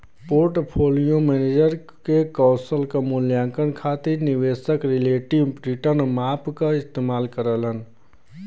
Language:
Bhojpuri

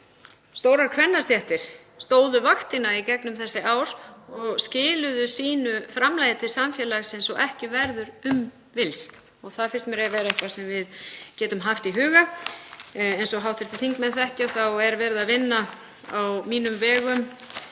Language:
Icelandic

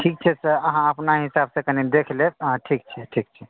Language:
Maithili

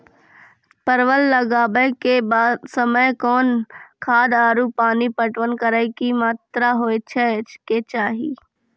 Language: Maithili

